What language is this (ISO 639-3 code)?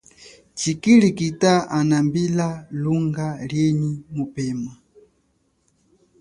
cjk